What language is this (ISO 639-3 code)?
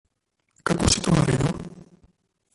slv